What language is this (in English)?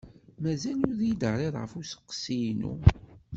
Kabyle